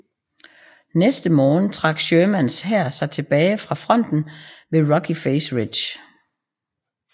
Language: Danish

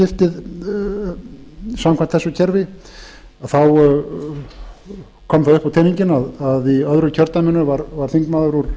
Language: Icelandic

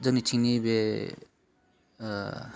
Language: Bodo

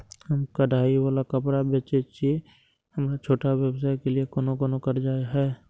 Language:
Maithili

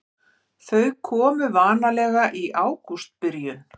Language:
Icelandic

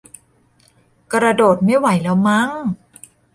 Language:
Thai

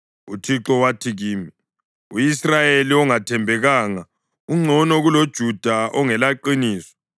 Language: North Ndebele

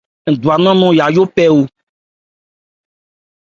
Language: Ebrié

